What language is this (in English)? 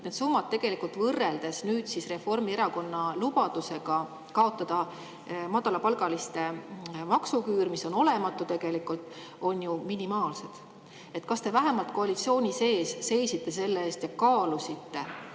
Estonian